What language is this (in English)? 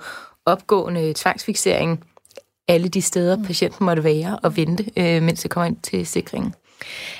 Danish